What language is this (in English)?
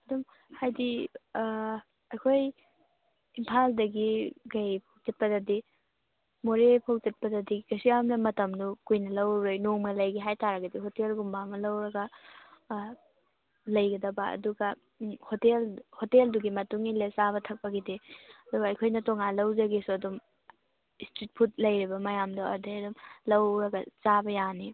Manipuri